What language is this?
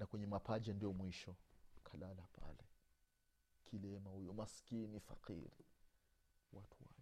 Swahili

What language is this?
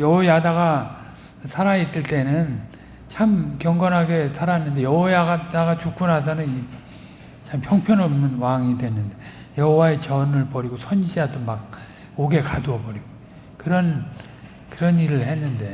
Korean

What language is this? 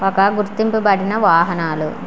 Telugu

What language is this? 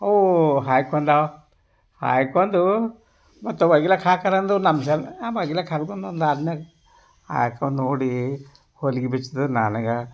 Kannada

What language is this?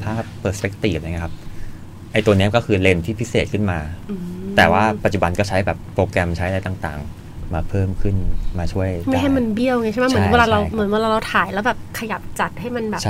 Thai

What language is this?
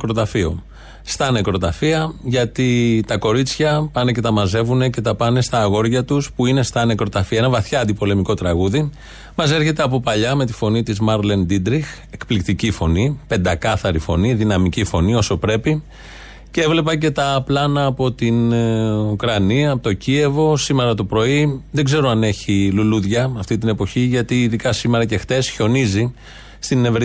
Greek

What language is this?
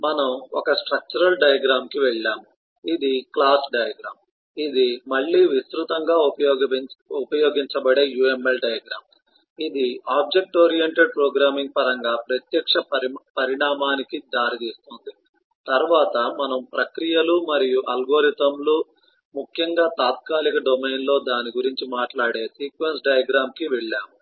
Telugu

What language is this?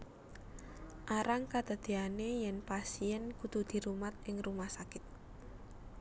Javanese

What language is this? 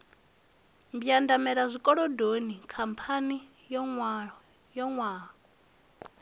Venda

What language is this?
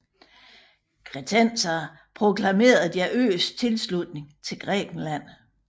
Danish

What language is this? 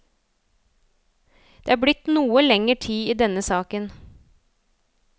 Norwegian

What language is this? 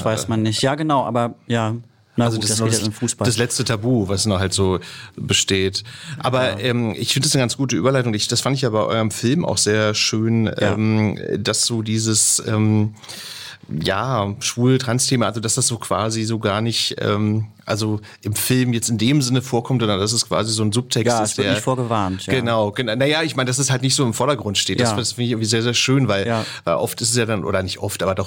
German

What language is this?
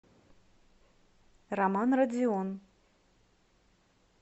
Russian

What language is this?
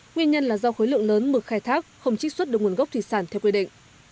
Vietnamese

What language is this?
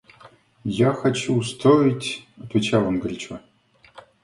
Russian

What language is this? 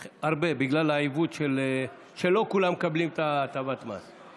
Hebrew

